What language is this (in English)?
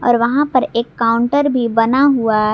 Hindi